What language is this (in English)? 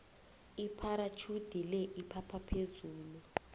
South Ndebele